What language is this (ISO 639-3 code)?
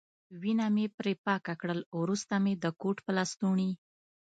pus